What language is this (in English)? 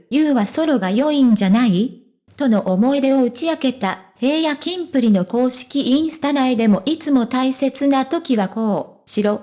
Japanese